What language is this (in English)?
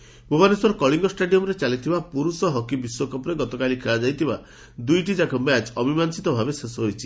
Odia